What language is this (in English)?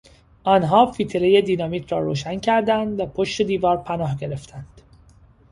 Persian